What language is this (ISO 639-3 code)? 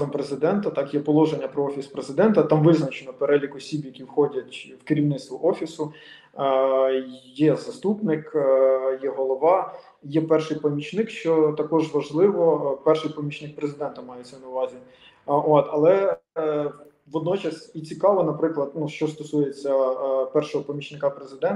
ukr